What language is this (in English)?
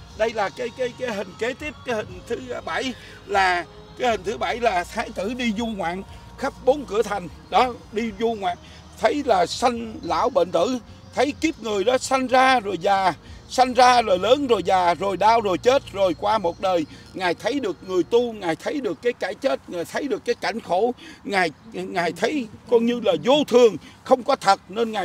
Vietnamese